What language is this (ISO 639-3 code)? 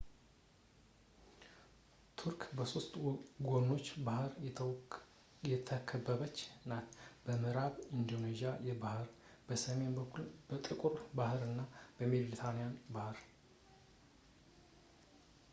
amh